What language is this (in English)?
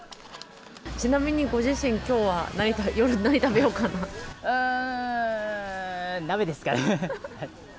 Japanese